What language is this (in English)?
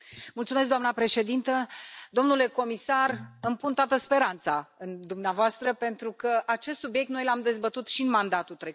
Romanian